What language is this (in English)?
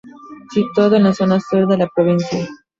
Spanish